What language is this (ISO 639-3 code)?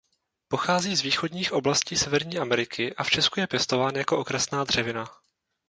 ces